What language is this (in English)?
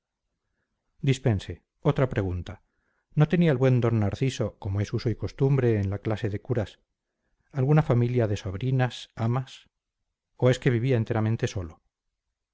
Spanish